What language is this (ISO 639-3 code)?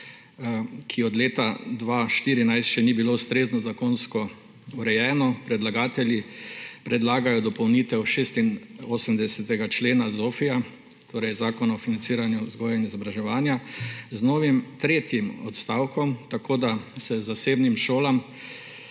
slv